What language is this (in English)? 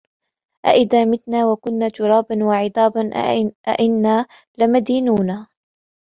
Arabic